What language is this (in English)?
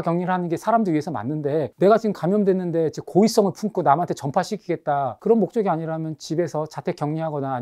Korean